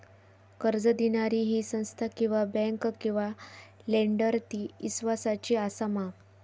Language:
Marathi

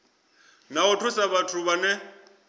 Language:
Venda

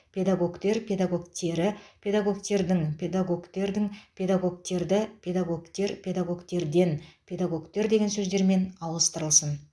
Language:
Kazakh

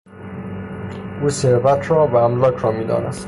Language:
Persian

